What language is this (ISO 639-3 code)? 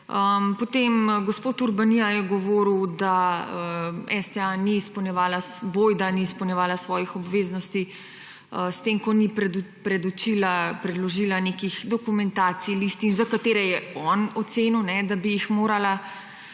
slv